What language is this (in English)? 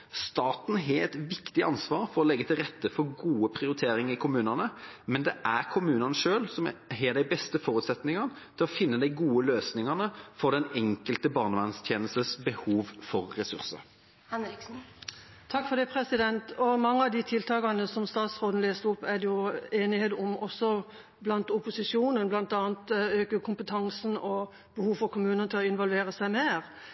Norwegian Bokmål